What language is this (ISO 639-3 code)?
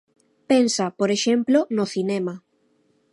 glg